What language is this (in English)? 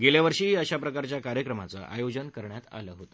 Marathi